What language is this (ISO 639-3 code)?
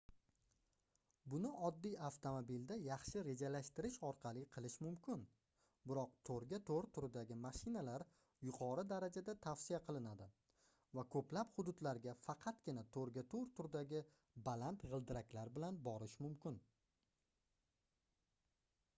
uzb